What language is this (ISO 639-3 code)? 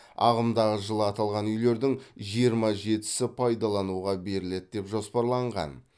kaz